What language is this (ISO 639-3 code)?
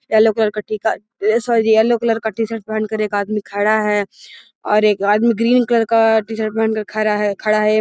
mag